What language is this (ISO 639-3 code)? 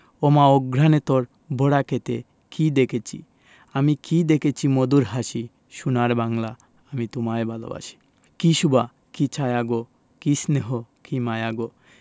ben